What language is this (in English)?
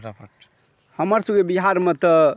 Maithili